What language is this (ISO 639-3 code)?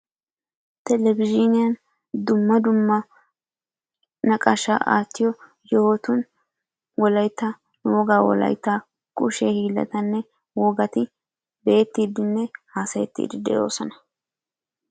wal